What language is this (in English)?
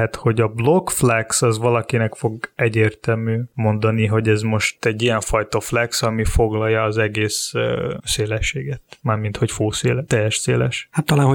Hungarian